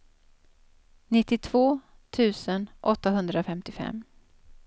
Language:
Swedish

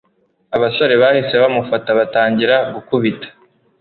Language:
Kinyarwanda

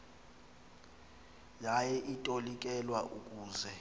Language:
Xhosa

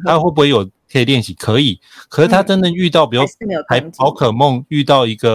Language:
Chinese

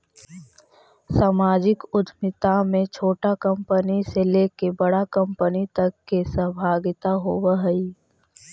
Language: Magahi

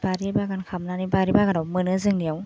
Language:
Bodo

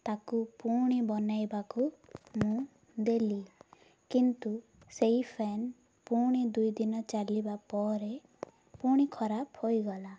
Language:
Odia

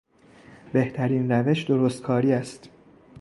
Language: Persian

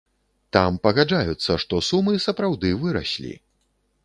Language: Belarusian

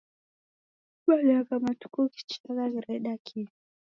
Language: Taita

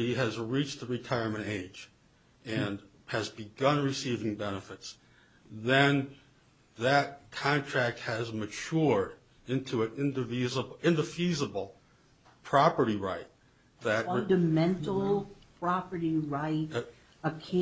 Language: English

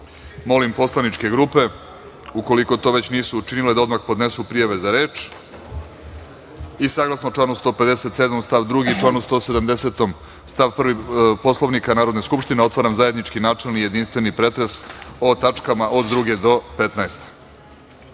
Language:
Serbian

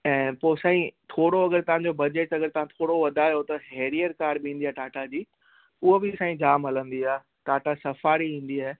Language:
Sindhi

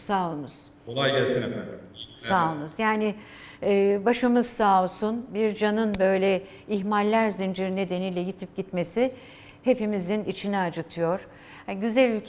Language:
Turkish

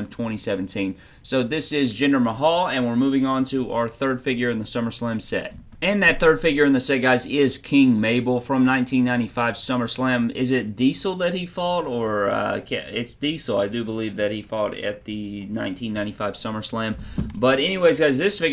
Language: English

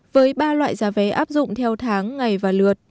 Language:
Vietnamese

